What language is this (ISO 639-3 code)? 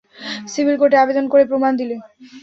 ben